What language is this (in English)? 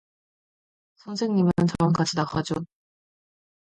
Korean